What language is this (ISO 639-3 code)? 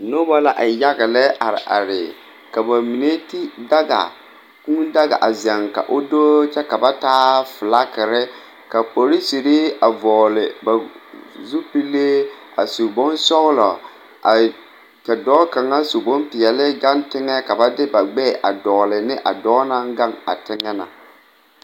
dga